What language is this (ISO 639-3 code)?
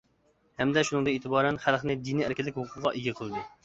uig